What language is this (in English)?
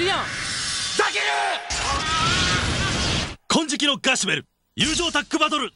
Japanese